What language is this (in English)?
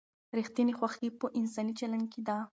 Pashto